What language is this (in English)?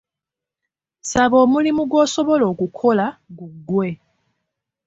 Ganda